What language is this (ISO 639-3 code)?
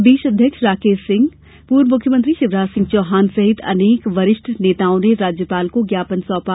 hin